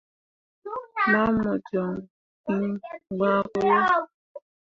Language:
Mundang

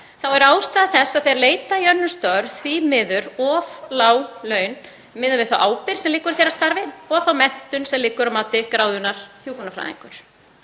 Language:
Icelandic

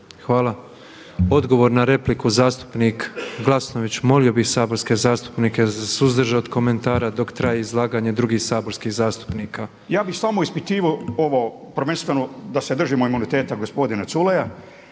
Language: Croatian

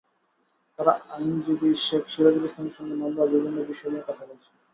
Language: Bangla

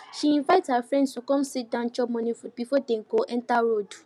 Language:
Nigerian Pidgin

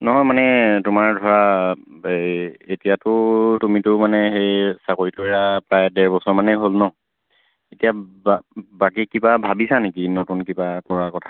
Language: Assamese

